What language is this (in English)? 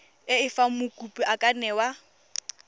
Tswana